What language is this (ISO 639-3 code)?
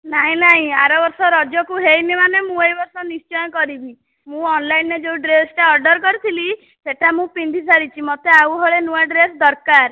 ori